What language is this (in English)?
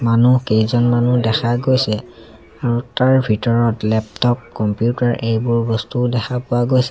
Assamese